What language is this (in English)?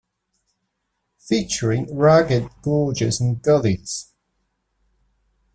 English